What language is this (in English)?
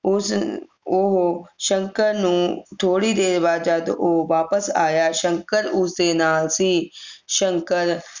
Punjabi